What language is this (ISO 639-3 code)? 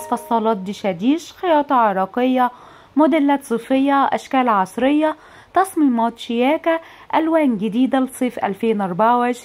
ara